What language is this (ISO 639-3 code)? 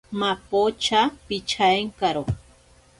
prq